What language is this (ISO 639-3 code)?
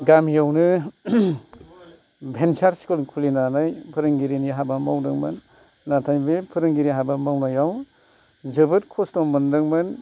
brx